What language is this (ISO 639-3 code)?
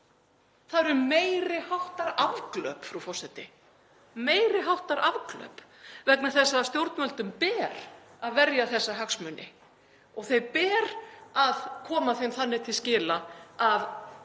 isl